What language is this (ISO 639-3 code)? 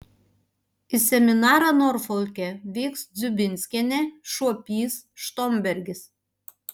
lit